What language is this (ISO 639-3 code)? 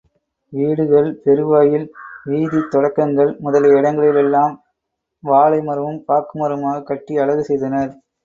tam